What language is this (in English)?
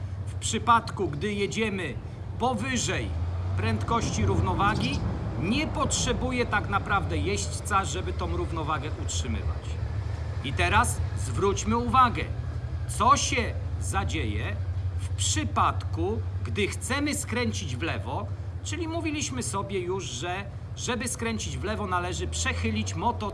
Polish